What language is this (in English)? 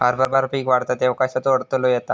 Marathi